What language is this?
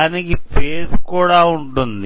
Telugu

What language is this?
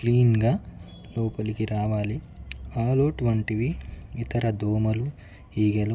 Telugu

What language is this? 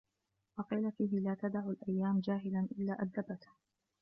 Arabic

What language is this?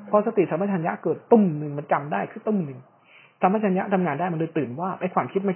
Thai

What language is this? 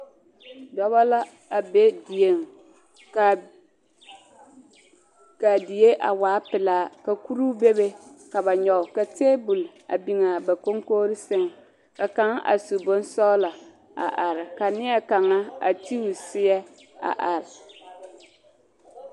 Southern Dagaare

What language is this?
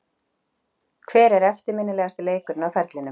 Icelandic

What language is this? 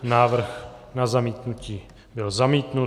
Czech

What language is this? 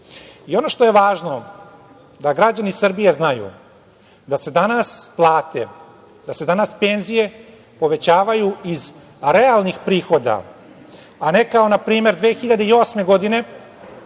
Serbian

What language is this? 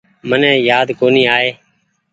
Goaria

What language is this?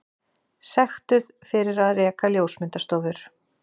Icelandic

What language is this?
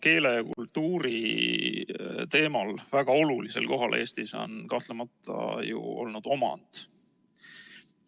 Estonian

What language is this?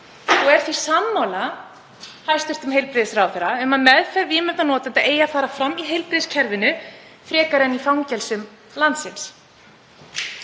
Icelandic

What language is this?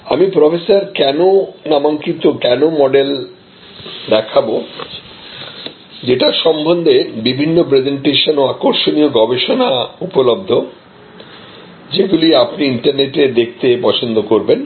Bangla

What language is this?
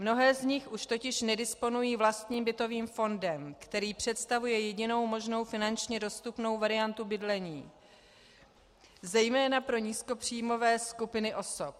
Czech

